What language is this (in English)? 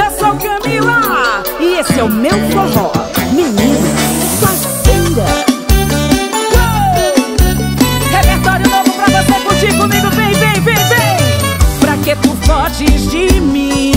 Portuguese